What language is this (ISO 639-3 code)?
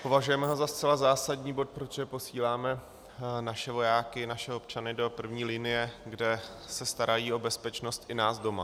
ces